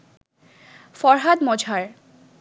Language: Bangla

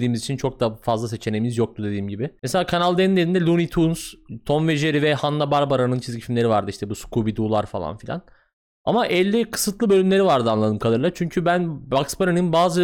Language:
Turkish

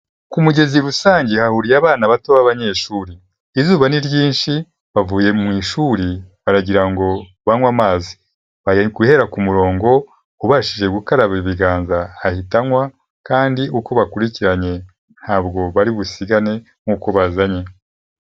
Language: Kinyarwanda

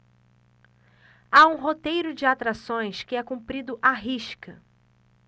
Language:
Portuguese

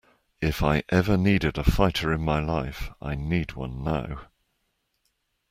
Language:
English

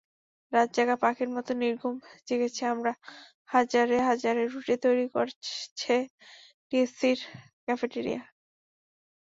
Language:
Bangla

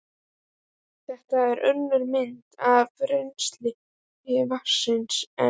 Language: Icelandic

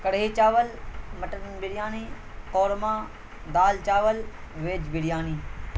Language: Urdu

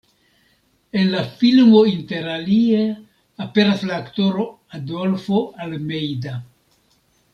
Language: Esperanto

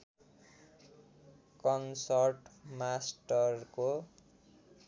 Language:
Nepali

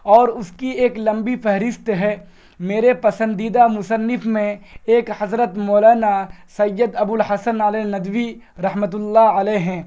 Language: Urdu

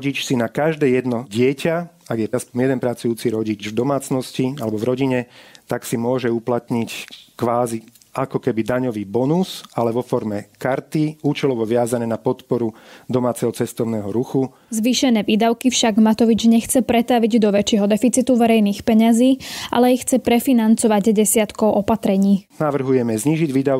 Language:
Slovak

